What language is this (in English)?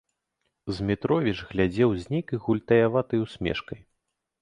Belarusian